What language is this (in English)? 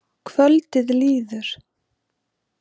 Icelandic